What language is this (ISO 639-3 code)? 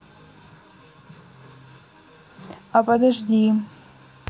rus